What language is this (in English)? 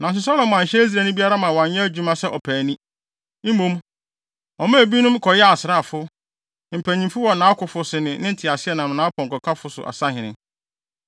Akan